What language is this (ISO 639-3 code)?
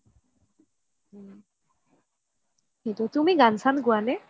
asm